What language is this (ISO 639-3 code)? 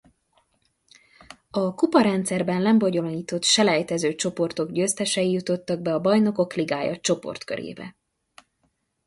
hun